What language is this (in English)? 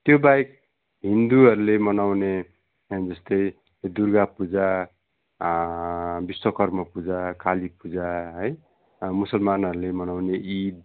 Nepali